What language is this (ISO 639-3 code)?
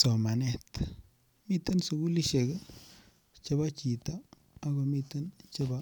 kln